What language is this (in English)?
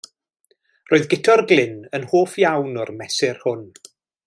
Welsh